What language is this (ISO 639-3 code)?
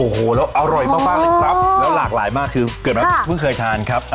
tha